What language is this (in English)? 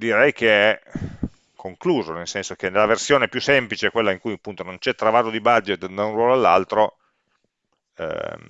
Italian